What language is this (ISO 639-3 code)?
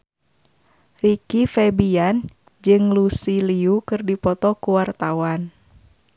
sun